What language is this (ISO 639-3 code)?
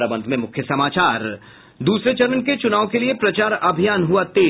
hin